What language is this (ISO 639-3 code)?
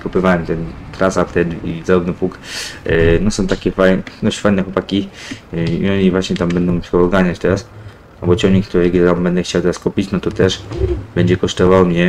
pol